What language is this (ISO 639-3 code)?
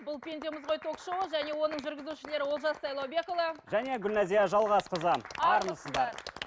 kaz